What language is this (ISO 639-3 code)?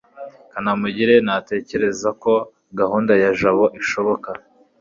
kin